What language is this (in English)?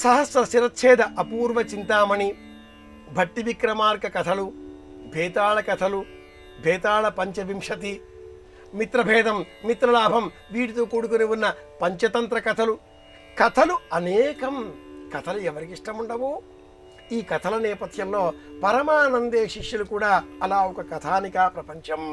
Telugu